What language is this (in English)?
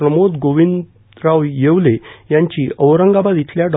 Marathi